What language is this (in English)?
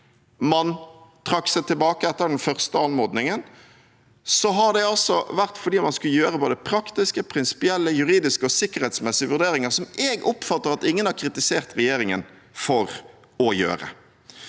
Norwegian